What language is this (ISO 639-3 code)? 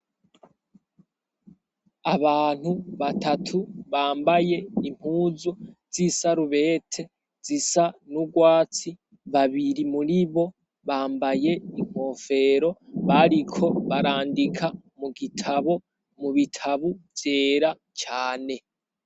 run